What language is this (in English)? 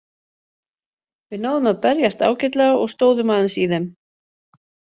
Icelandic